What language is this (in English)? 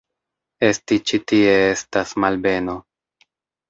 Esperanto